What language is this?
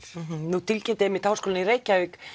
Icelandic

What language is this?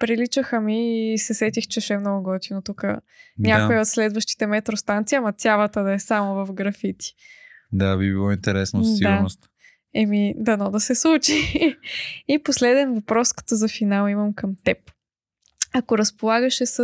Bulgarian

